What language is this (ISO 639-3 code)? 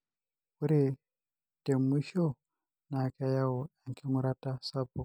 mas